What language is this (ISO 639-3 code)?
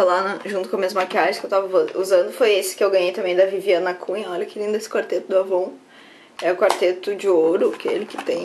por